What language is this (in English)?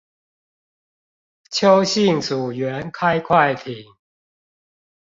Chinese